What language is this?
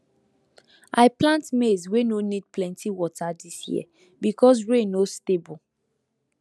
Nigerian Pidgin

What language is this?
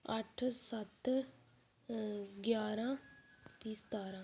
Dogri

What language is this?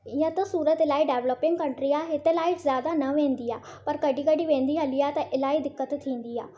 Sindhi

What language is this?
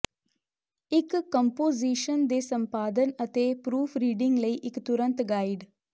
Punjabi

